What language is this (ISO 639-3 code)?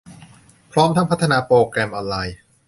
tha